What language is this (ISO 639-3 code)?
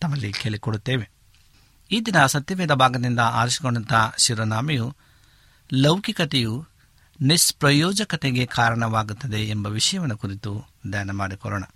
kan